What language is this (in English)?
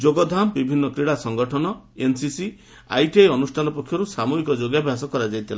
Odia